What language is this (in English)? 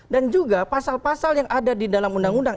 Indonesian